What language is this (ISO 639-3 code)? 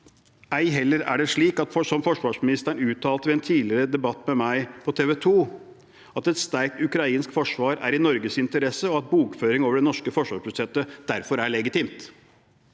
nor